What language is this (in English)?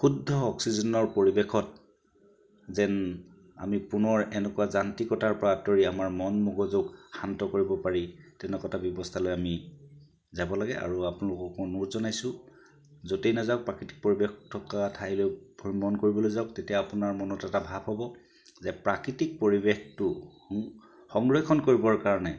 Assamese